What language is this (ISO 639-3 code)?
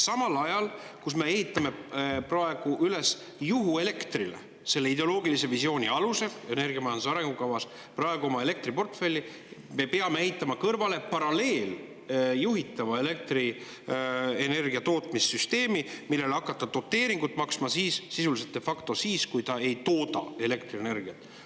est